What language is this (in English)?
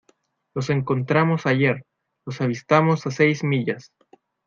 Spanish